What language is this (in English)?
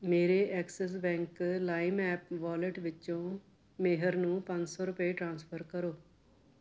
Punjabi